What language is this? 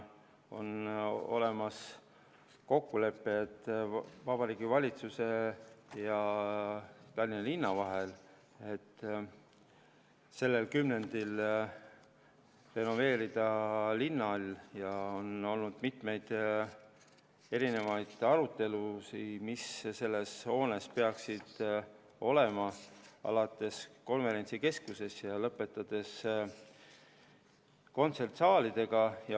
Estonian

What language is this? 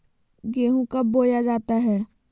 Magahi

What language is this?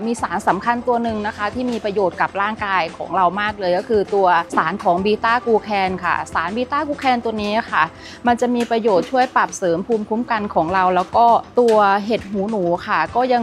Thai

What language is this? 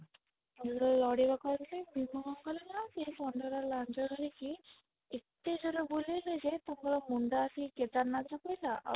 Odia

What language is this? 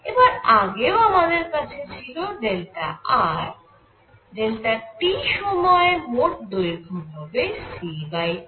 Bangla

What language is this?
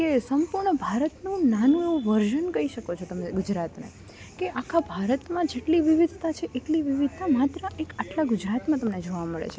Gujarati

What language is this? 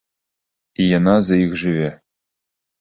Belarusian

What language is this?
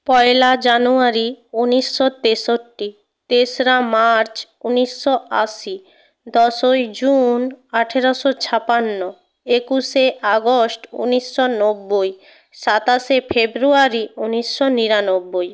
Bangla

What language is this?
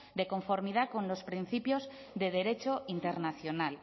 Spanish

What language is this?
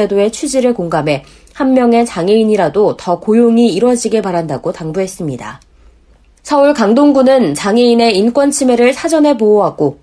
Korean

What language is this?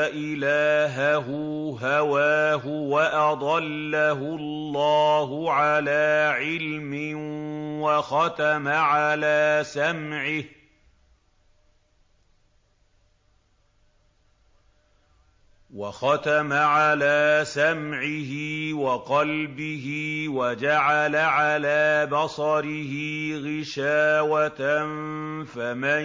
Arabic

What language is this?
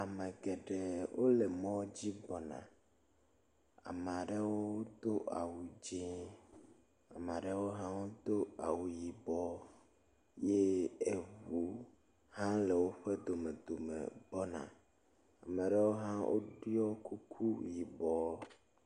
Ewe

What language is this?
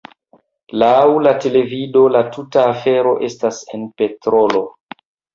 Esperanto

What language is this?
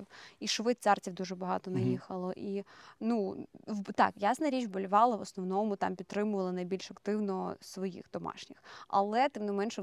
Ukrainian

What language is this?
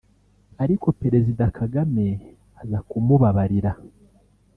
Kinyarwanda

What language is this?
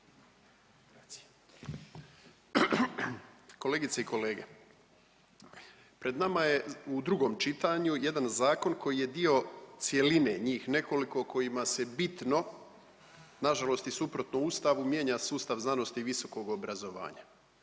Croatian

